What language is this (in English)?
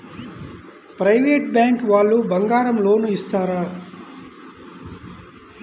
Telugu